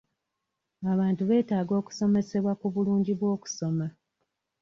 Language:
Ganda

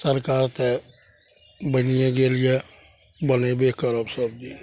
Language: Maithili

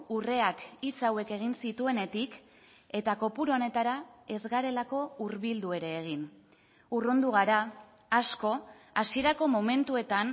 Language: Basque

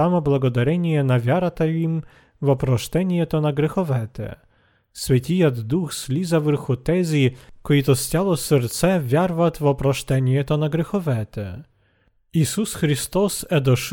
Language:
Bulgarian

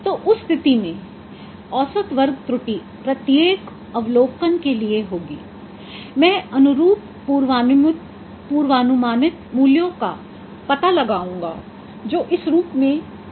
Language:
Hindi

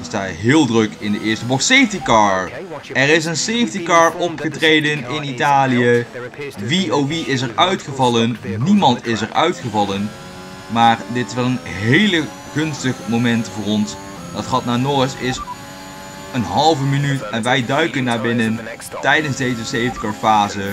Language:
Dutch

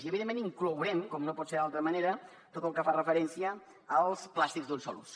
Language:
Catalan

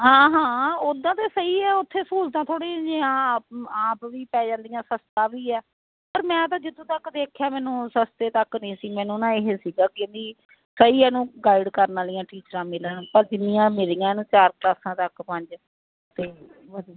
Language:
Punjabi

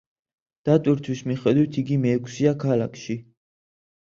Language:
Georgian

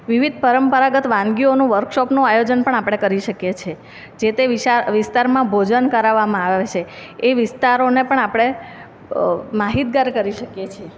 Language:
Gujarati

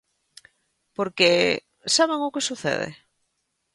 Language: Galician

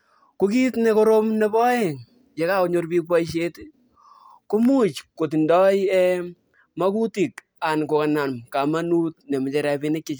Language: Kalenjin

